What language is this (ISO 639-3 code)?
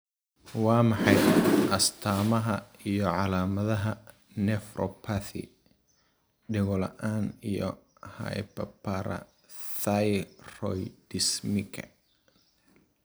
som